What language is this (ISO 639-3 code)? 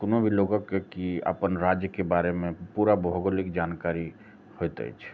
mai